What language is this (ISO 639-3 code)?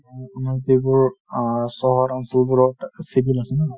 asm